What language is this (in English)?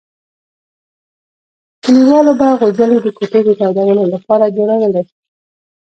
Pashto